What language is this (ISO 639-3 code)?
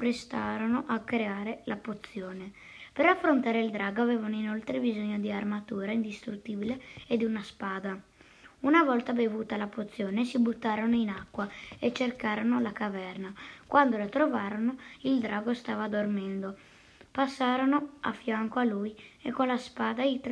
ita